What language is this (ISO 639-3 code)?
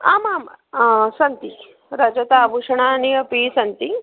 san